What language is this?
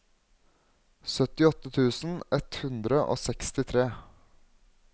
Norwegian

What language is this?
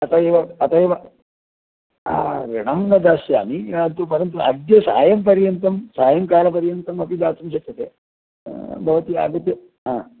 Sanskrit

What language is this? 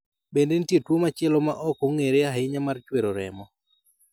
Luo (Kenya and Tanzania)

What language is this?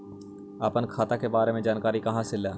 Magahi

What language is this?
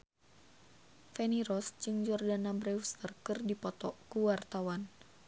Sundanese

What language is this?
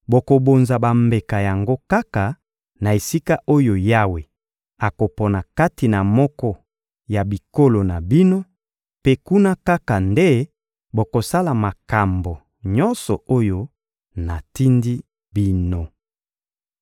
Lingala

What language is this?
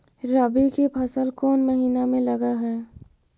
Magahi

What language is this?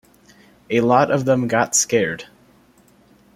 English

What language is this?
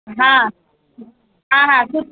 Sindhi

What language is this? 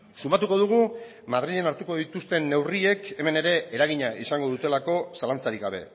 Basque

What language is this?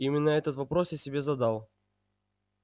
Russian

